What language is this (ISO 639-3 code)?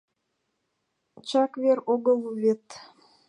chm